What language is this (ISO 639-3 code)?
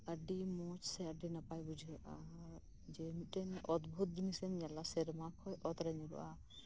sat